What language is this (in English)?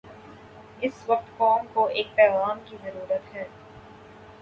Urdu